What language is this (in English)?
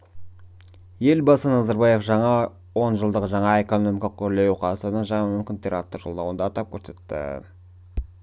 Kazakh